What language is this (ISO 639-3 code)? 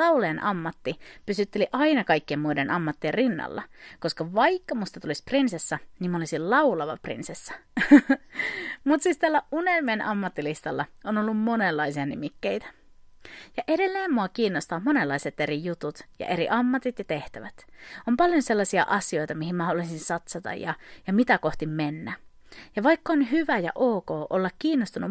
fin